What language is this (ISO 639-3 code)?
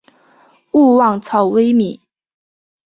zho